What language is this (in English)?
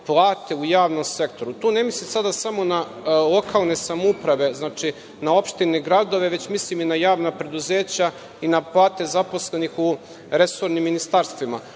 Serbian